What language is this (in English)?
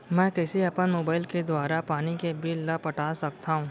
Chhattisgarhi